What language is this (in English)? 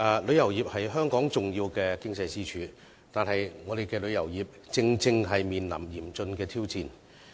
Cantonese